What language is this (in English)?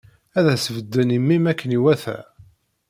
Kabyle